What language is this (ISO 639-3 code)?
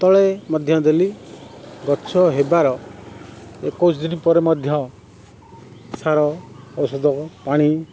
ori